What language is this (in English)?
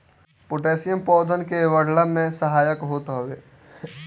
Bhojpuri